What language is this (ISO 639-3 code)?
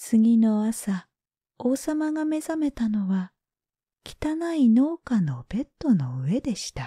jpn